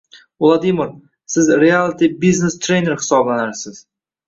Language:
Uzbek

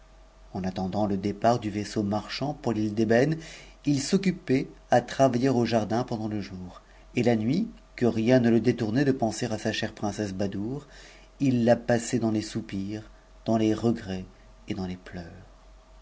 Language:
French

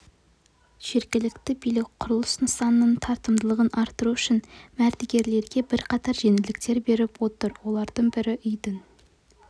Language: Kazakh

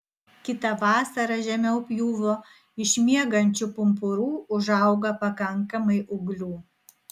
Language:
Lithuanian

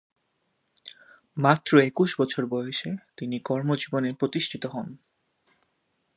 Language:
Bangla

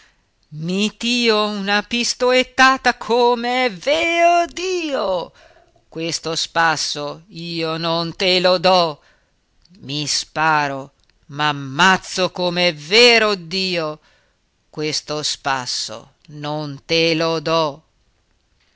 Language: Italian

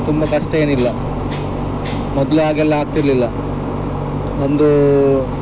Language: Kannada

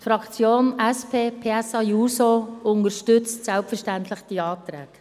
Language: Swiss German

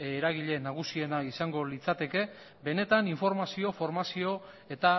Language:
Basque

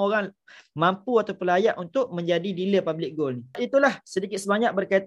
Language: Malay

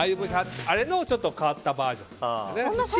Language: Japanese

